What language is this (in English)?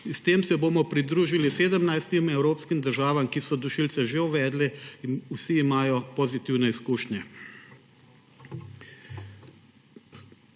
Slovenian